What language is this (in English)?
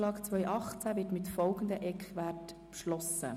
Swiss German